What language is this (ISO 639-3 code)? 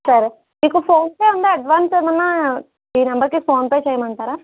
tel